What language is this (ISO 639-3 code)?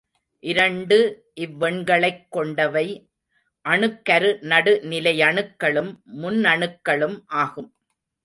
tam